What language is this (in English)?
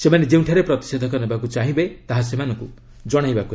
Odia